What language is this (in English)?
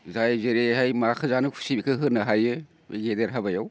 Bodo